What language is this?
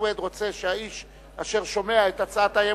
Hebrew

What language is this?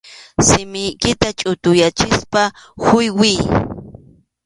Arequipa-La Unión Quechua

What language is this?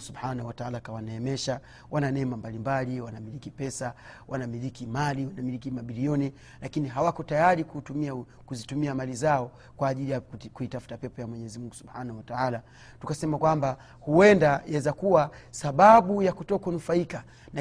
Swahili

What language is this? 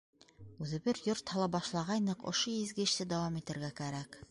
Bashkir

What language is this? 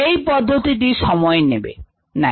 Bangla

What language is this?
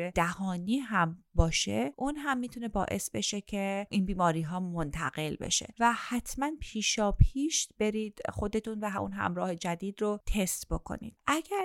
Persian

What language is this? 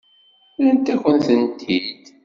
Kabyle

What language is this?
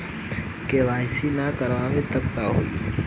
Bhojpuri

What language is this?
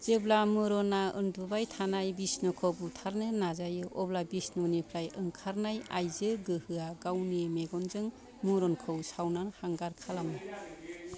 Bodo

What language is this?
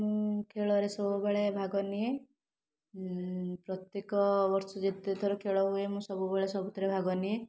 Odia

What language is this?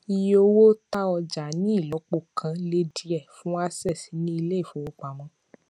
Yoruba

